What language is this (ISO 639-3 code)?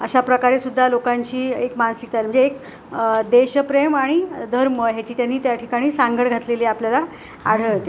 mar